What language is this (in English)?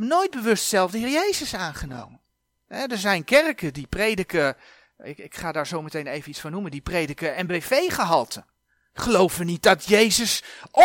Dutch